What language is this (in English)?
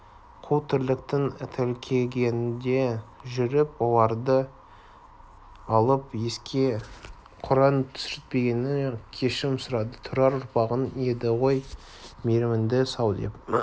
Kazakh